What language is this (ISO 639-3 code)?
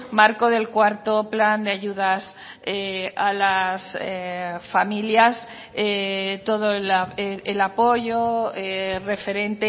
spa